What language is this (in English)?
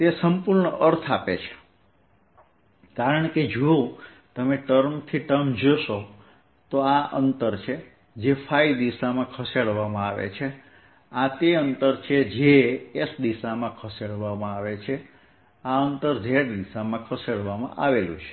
Gujarati